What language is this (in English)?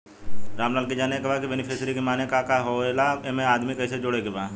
Bhojpuri